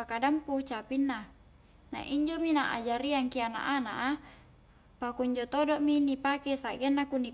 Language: Highland Konjo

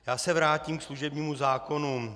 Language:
Czech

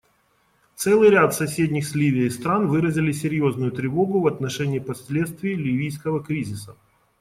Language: Russian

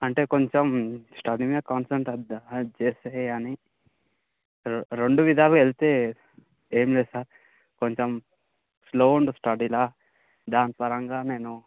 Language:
Telugu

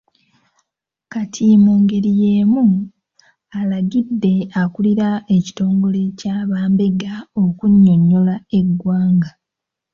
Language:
Ganda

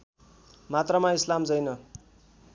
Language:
Nepali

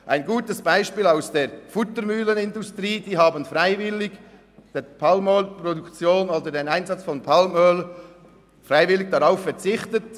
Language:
Swiss German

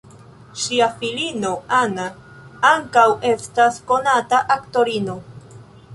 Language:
Esperanto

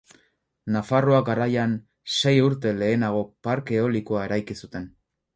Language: Basque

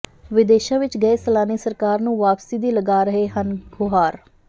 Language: Punjabi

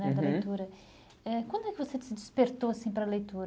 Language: Portuguese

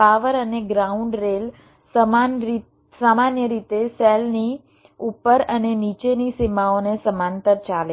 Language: Gujarati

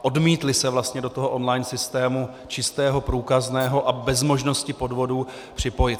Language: Czech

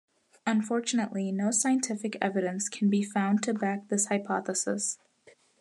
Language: English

